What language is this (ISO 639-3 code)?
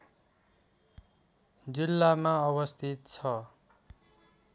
nep